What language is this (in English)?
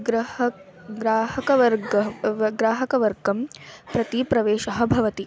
Sanskrit